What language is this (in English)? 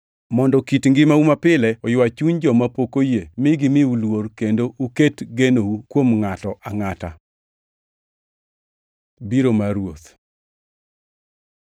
Luo (Kenya and Tanzania)